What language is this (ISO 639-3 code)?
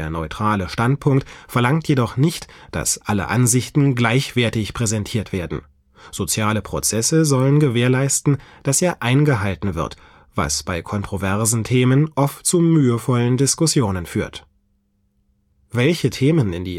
deu